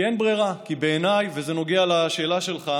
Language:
Hebrew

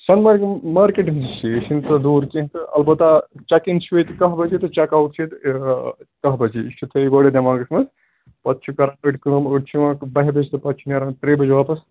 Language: Kashmiri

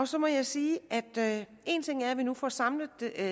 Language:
Danish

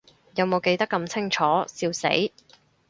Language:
Cantonese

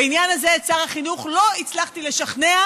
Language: Hebrew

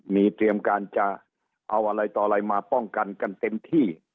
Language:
Thai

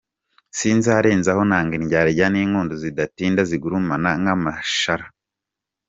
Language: Kinyarwanda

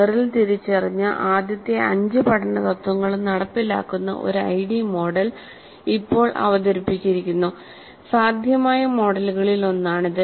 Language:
Malayalam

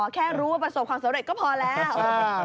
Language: Thai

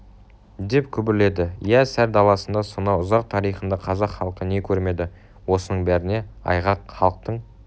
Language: Kazakh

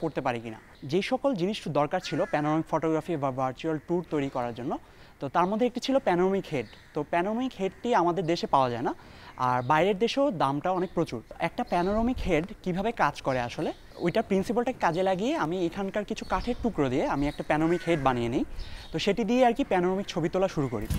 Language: Hindi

